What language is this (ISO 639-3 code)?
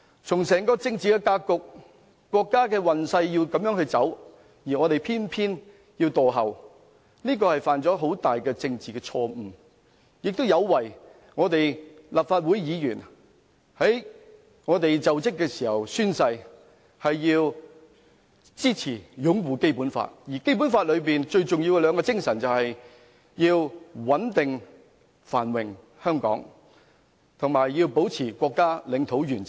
yue